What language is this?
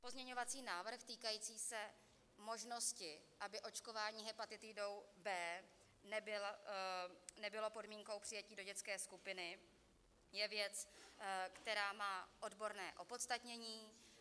Czech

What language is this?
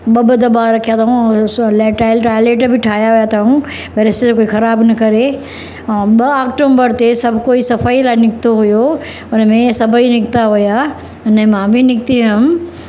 Sindhi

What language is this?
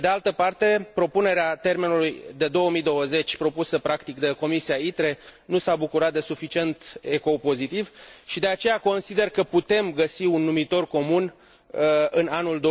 Romanian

